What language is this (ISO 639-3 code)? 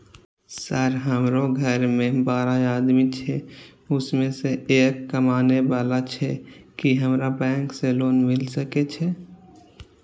mai